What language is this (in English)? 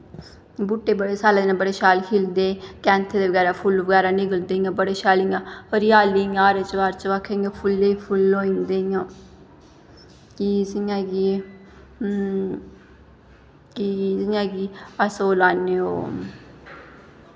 Dogri